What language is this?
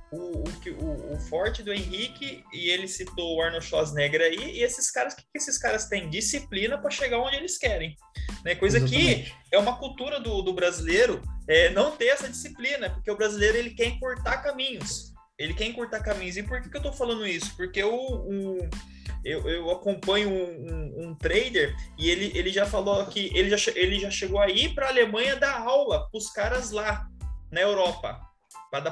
Portuguese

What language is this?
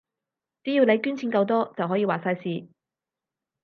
Cantonese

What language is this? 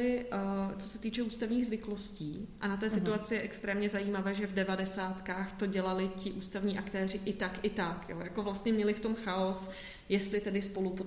Czech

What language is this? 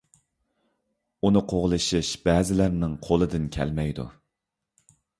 Uyghur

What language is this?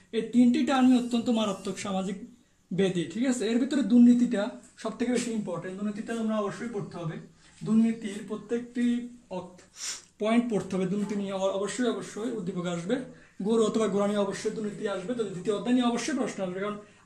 Turkish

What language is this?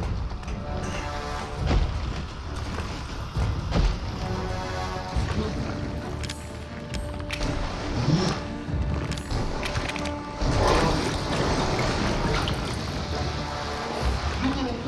Turkish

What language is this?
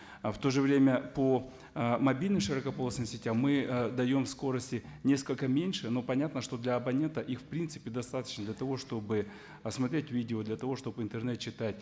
Kazakh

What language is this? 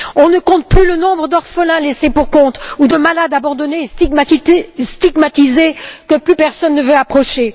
French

